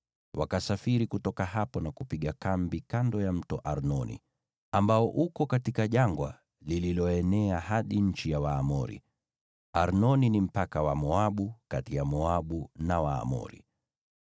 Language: Swahili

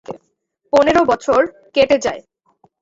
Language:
Bangla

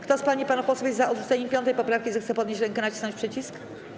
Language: Polish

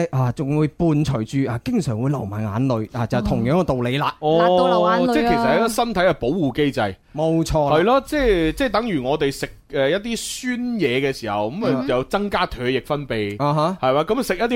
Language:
Chinese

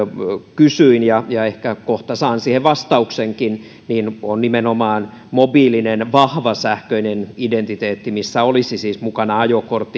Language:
Finnish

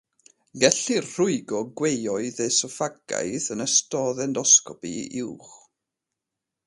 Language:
Welsh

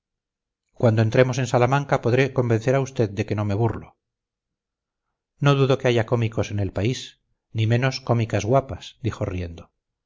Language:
Spanish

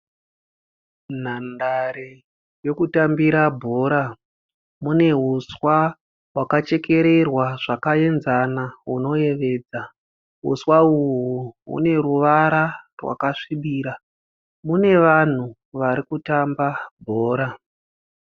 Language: Shona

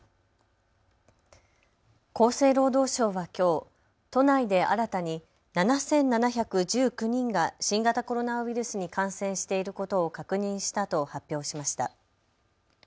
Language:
Japanese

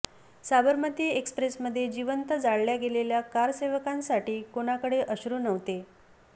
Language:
Marathi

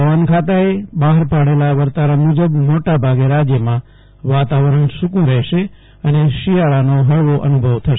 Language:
Gujarati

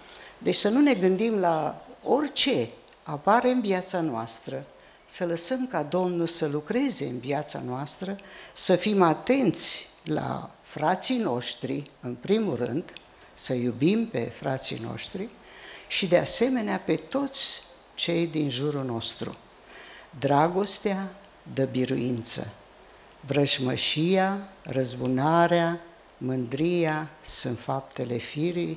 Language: Romanian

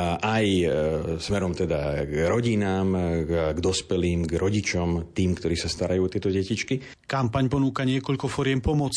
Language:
Slovak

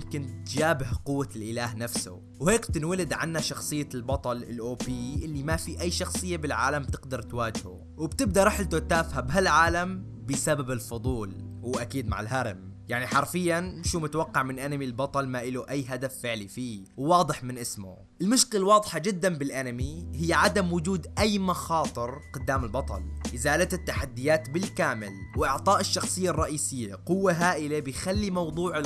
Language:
Arabic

